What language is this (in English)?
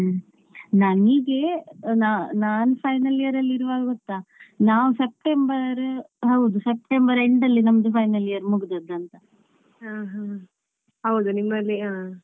Kannada